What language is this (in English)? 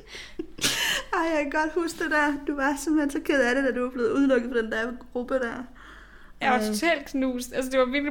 Danish